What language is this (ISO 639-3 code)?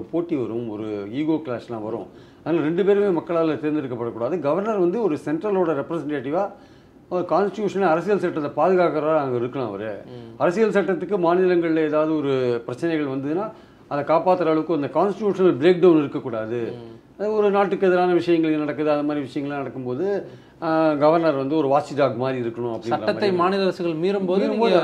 tam